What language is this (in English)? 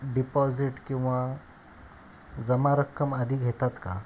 Marathi